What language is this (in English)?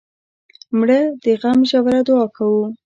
Pashto